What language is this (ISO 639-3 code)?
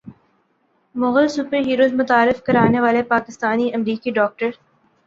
urd